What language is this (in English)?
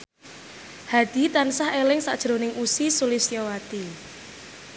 Javanese